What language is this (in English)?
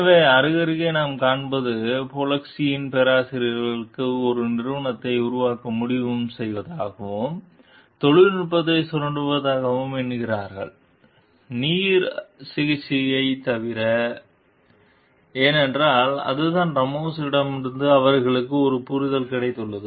Tamil